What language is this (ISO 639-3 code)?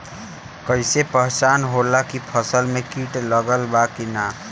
bho